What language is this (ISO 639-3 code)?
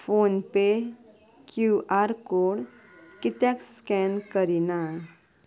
kok